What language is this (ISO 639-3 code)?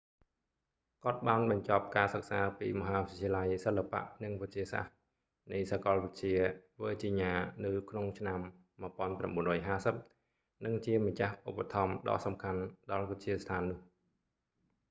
khm